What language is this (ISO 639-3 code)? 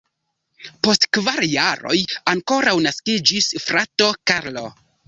epo